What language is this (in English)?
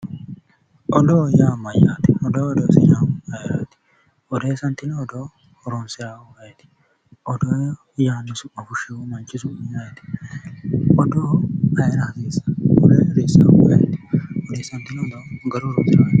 Sidamo